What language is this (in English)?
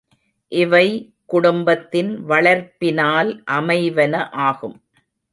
Tamil